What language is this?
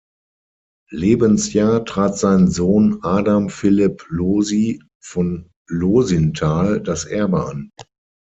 German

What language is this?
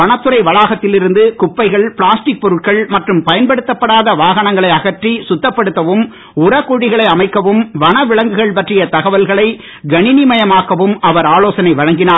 Tamil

